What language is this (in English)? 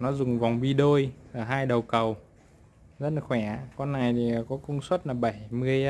Vietnamese